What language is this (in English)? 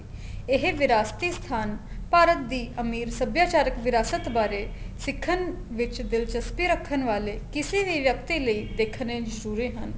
Punjabi